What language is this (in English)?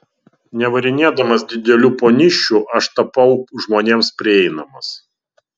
Lithuanian